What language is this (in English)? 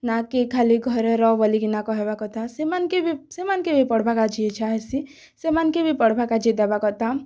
Odia